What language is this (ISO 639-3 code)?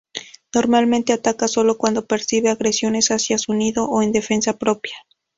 spa